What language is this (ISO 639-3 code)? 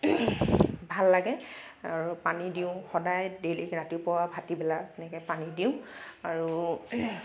asm